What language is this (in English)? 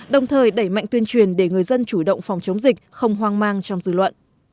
Vietnamese